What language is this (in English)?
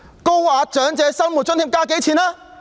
Cantonese